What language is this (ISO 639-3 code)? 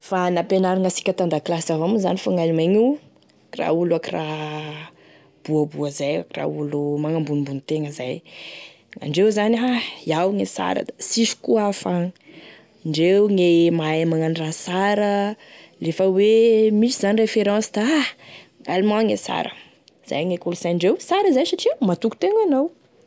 tkg